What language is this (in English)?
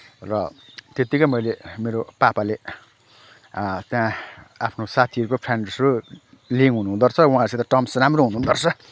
Nepali